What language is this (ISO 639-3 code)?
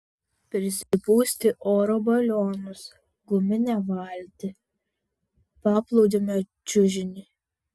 lit